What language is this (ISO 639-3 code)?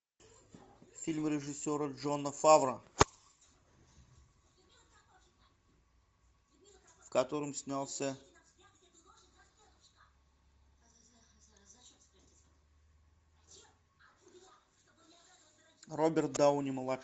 rus